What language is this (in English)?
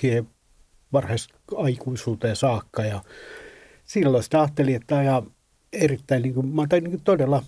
Finnish